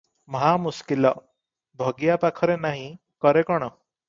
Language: Odia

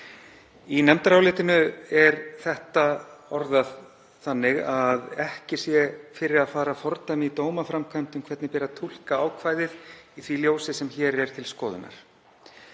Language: Icelandic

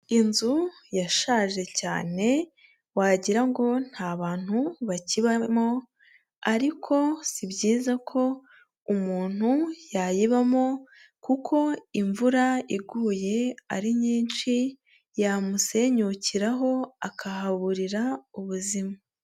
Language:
Kinyarwanda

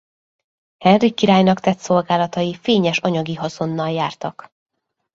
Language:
Hungarian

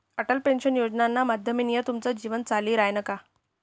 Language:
Marathi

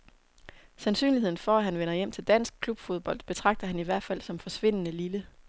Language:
Danish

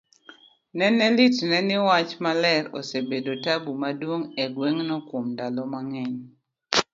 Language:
Luo (Kenya and Tanzania)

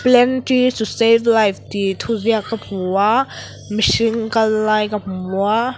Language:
Mizo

